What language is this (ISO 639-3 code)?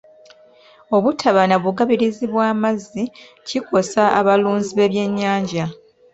lug